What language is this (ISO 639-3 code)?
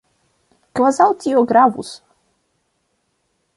epo